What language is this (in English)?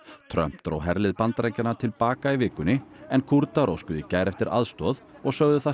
Icelandic